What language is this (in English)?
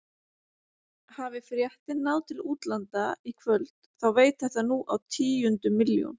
Icelandic